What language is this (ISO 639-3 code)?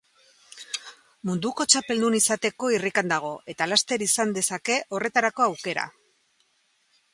eus